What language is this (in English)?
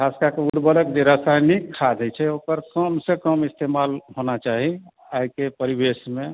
Maithili